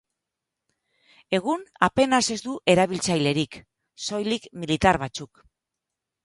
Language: Basque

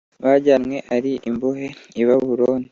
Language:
Kinyarwanda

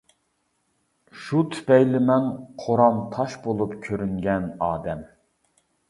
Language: Uyghur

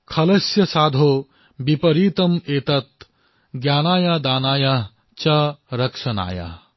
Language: Assamese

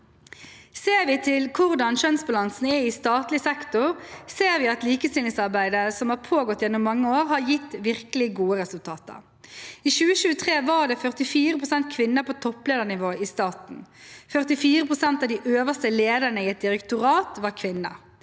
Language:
Norwegian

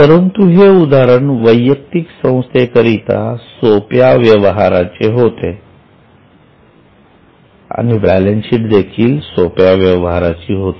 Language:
Marathi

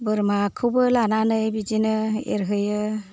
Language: Bodo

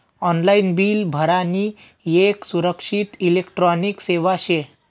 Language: Marathi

